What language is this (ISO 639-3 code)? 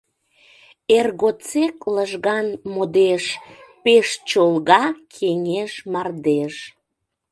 chm